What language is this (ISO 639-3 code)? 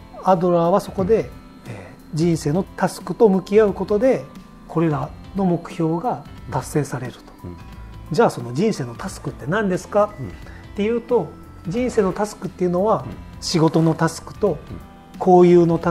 jpn